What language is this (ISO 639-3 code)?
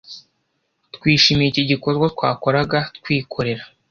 kin